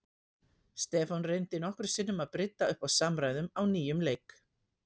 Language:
Icelandic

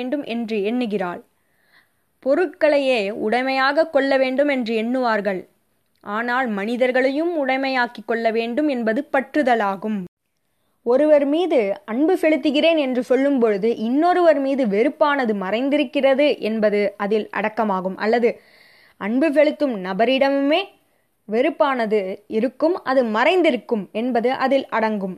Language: Tamil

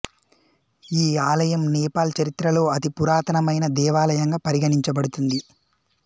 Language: Telugu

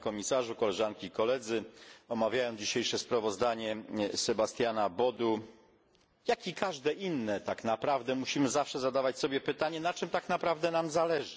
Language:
Polish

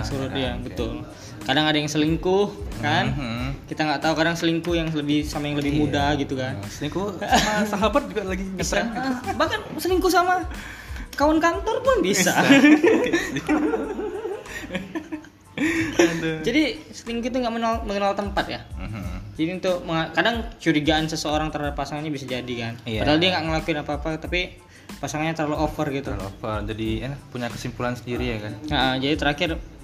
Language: Indonesian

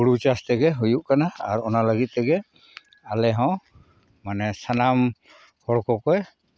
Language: Santali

